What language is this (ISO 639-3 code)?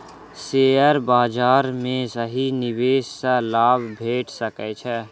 mai